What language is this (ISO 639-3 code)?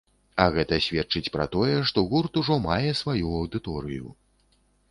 bel